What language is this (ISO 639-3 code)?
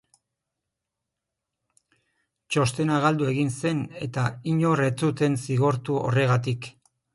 eus